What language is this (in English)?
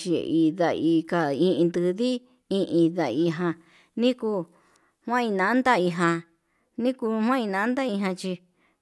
Yutanduchi Mixtec